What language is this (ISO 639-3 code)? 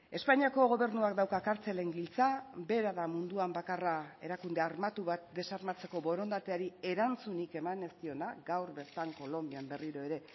eus